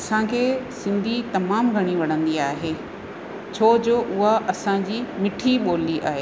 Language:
Sindhi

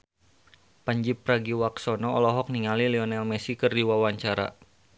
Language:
Sundanese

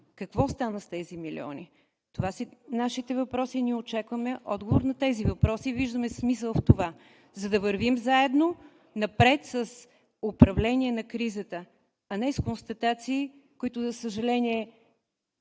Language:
Bulgarian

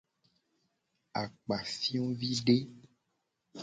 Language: Gen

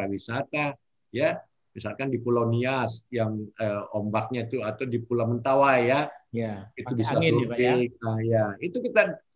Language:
Indonesian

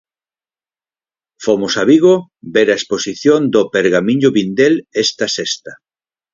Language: Galician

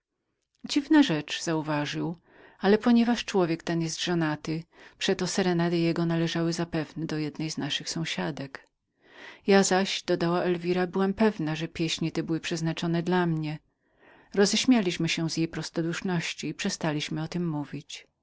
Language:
Polish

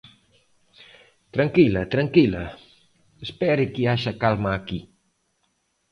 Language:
Galician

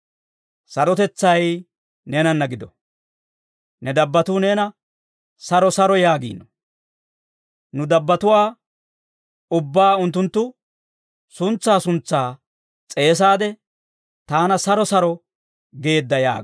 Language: Dawro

